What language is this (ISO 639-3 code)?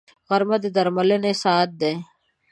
pus